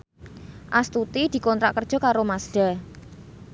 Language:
Javanese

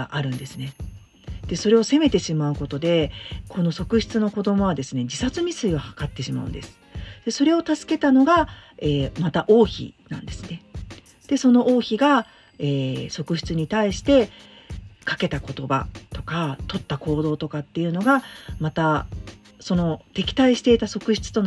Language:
Japanese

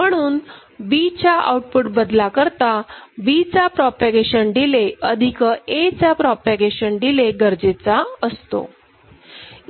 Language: Marathi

